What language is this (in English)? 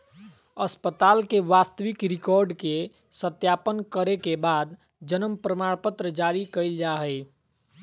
Magahi